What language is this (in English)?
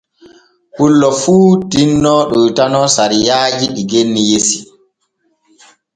Borgu Fulfulde